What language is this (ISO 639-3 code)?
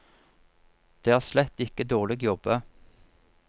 nor